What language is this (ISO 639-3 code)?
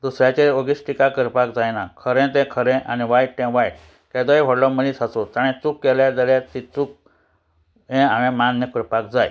kok